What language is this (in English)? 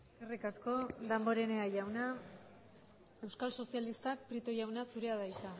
Basque